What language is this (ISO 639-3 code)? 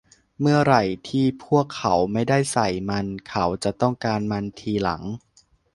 tha